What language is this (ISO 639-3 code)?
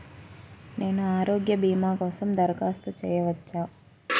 tel